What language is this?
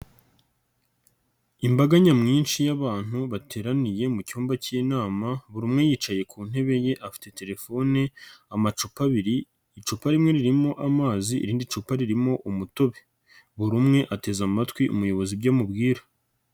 Kinyarwanda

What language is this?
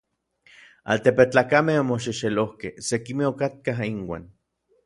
Orizaba Nahuatl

